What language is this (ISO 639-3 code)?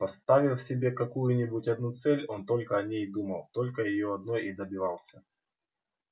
rus